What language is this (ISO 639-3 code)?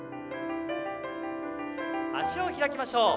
jpn